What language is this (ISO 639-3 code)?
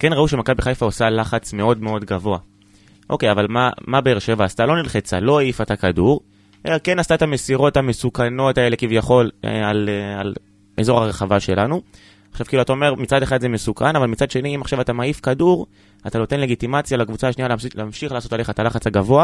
heb